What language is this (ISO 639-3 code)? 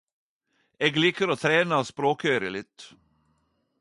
nno